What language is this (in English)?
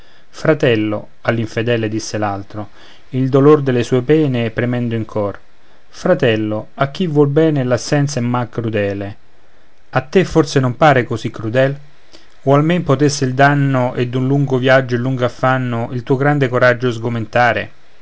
Italian